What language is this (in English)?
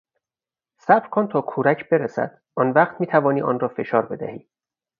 Persian